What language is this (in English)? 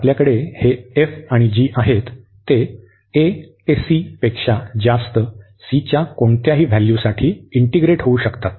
Marathi